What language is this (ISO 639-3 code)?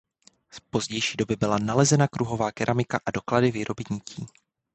ces